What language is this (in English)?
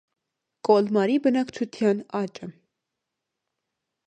Armenian